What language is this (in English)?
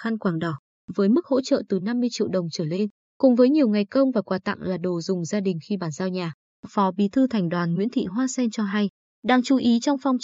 Vietnamese